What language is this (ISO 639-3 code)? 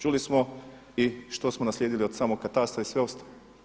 hrv